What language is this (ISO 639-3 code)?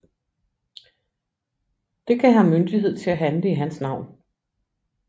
dan